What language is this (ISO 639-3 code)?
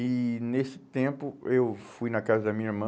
por